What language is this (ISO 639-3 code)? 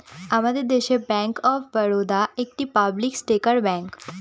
ben